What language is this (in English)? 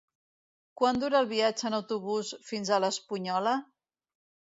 Catalan